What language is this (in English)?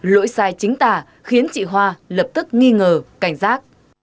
Vietnamese